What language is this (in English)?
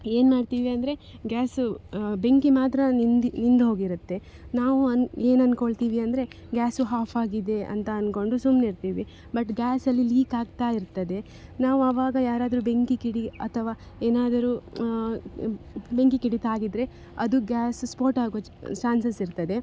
Kannada